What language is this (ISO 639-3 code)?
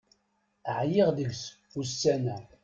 kab